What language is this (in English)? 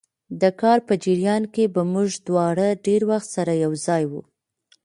Pashto